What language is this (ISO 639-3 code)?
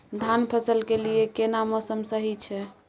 mai